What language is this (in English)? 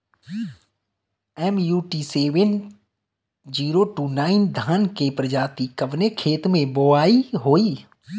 Bhojpuri